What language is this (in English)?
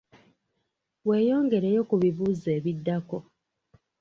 Ganda